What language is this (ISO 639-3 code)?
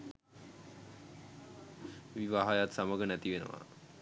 sin